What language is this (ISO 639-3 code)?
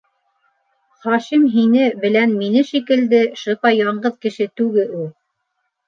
bak